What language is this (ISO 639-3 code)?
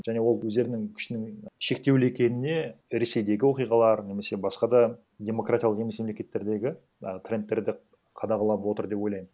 kaz